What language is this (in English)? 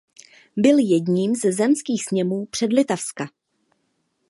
Czech